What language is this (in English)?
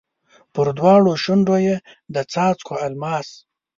Pashto